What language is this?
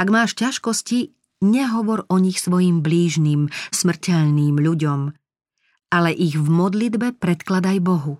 Slovak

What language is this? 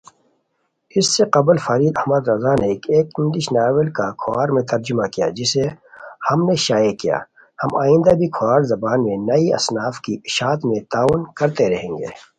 Khowar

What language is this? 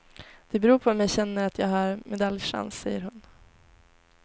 Swedish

